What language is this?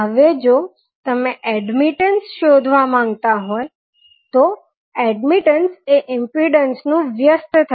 Gujarati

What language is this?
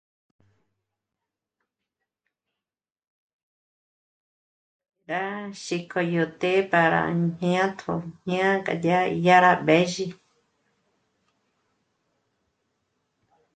Michoacán Mazahua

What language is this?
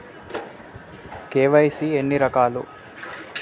Telugu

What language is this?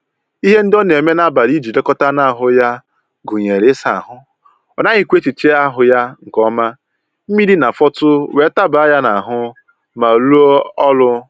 Igbo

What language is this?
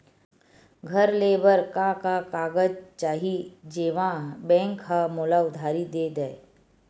Chhattisgarhi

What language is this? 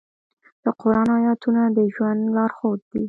Pashto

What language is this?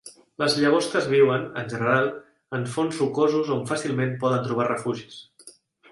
Catalan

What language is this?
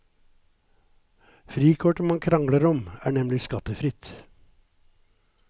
Norwegian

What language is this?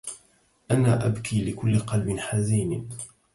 Arabic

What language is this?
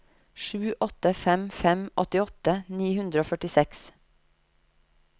Norwegian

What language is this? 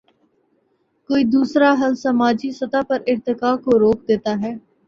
Urdu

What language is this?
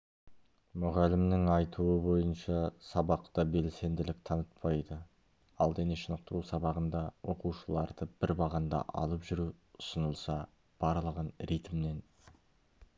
Kazakh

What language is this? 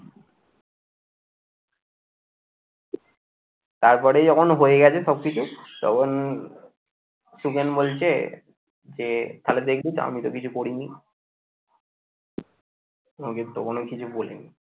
Bangla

